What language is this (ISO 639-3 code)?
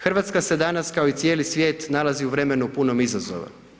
hrv